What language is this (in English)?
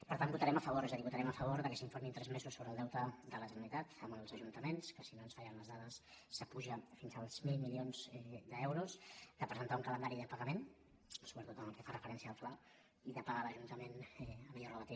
Catalan